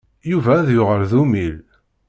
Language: Kabyle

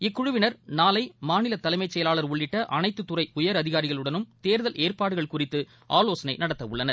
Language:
Tamil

